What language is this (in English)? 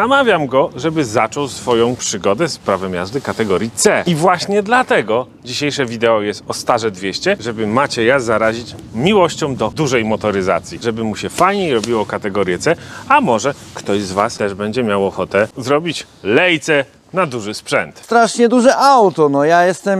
Polish